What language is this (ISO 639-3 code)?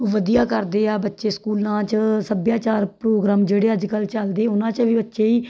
pan